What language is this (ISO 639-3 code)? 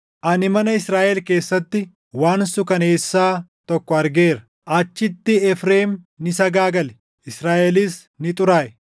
orm